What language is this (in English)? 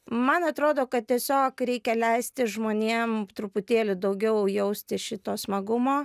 Lithuanian